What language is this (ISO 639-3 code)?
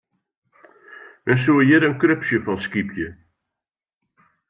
fry